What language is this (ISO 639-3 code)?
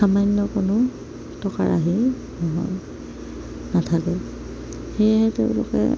asm